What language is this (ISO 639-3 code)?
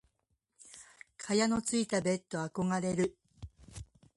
jpn